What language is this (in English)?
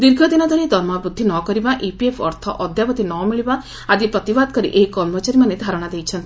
Odia